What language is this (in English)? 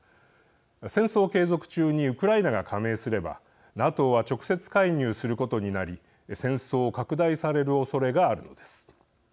Japanese